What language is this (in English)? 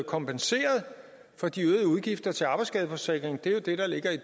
Danish